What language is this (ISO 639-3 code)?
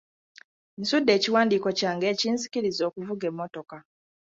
lug